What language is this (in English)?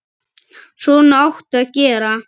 Icelandic